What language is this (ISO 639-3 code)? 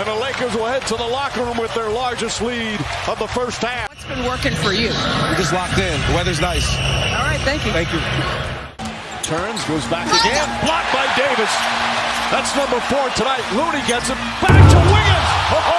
eng